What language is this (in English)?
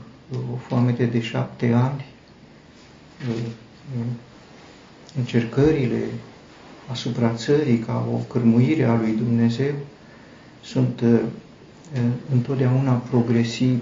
Romanian